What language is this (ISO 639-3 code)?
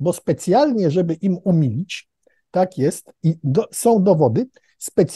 pol